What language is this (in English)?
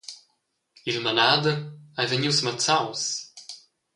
Romansh